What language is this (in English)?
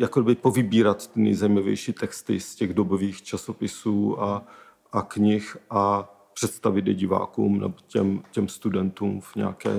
Czech